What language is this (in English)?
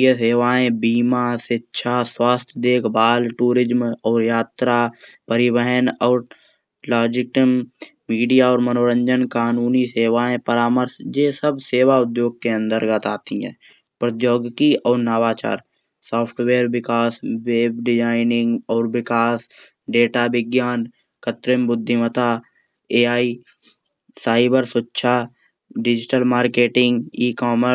Kanauji